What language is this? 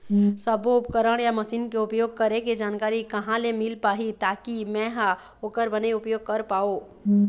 Chhattisgarhi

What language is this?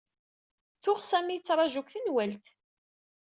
Kabyle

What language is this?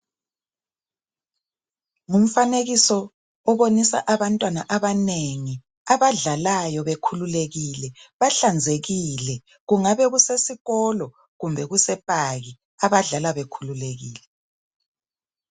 North Ndebele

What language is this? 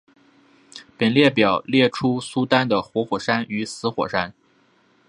Chinese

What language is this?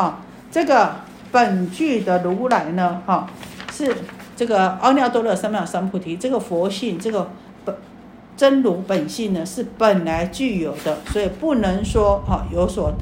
Chinese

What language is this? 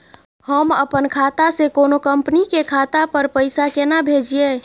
Maithili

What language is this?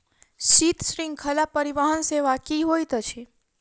Maithili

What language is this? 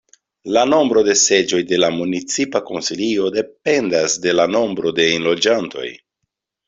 Esperanto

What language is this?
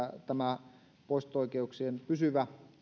Finnish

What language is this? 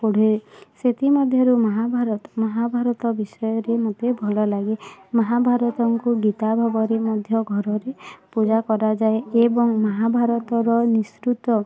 Odia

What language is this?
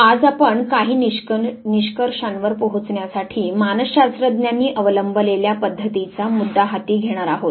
Marathi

